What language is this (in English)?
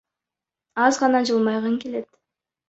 Kyrgyz